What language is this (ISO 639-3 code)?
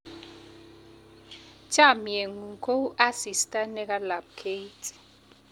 kln